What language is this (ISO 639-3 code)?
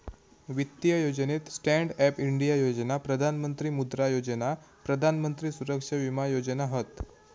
mar